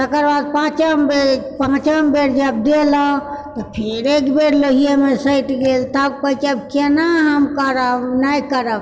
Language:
Maithili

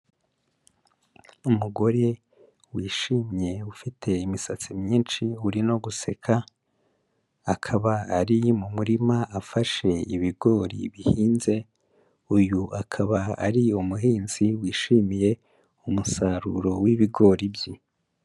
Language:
Kinyarwanda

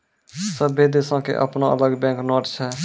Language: Maithili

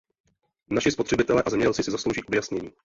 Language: Czech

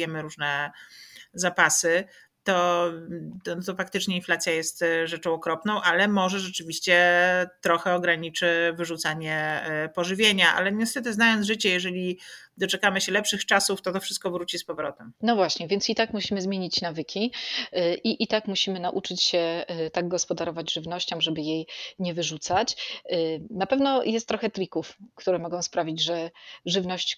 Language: Polish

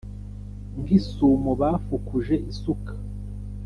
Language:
Kinyarwanda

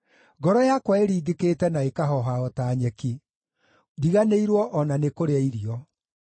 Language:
Kikuyu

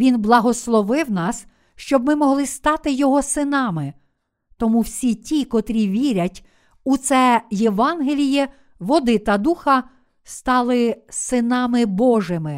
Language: Ukrainian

